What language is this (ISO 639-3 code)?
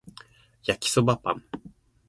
jpn